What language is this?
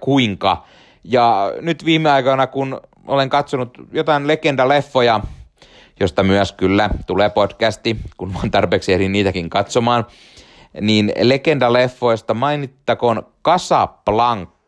Finnish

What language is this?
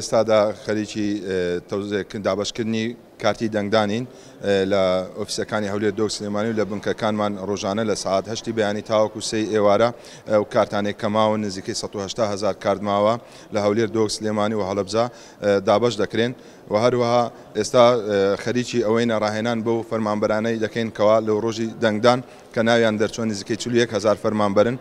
Arabic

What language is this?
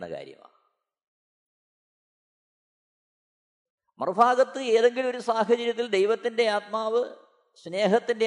Malayalam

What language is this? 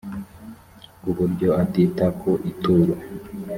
Kinyarwanda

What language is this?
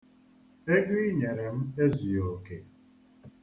Igbo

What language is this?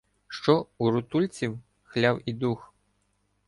Ukrainian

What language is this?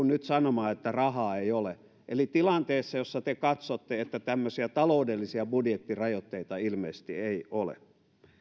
Finnish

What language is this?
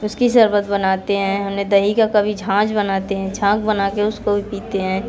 Hindi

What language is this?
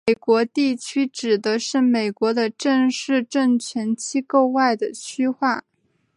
Chinese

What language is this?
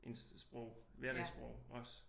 Danish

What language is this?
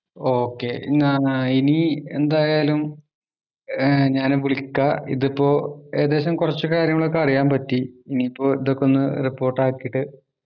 Malayalam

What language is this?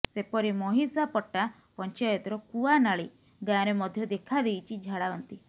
Odia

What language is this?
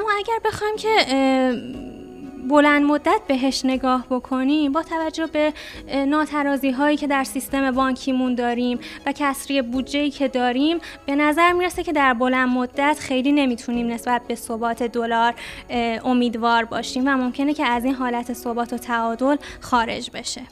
Persian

